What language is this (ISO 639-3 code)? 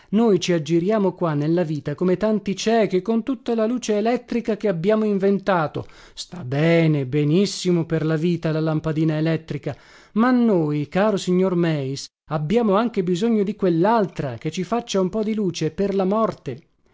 ita